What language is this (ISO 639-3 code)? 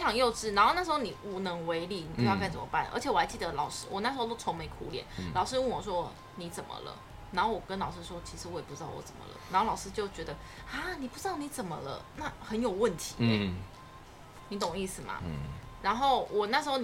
zho